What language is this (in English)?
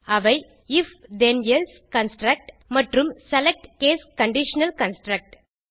Tamil